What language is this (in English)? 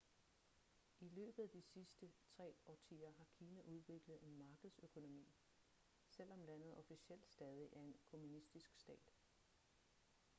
Danish